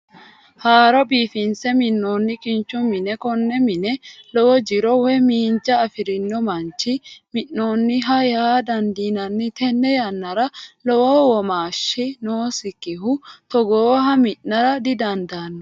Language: Sidamo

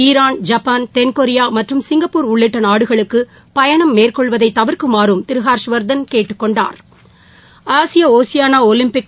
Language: Tamil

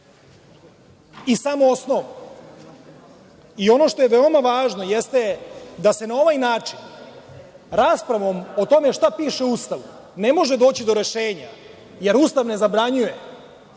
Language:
Serbian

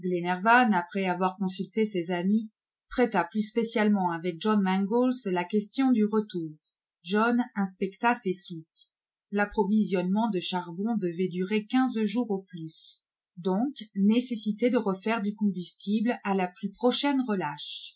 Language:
French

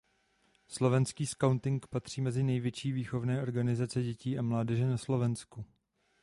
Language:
Czech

